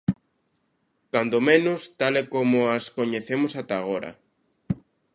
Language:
Galician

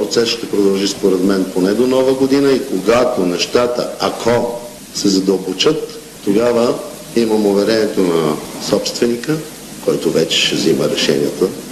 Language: Bulgarian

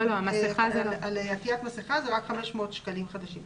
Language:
Hebrew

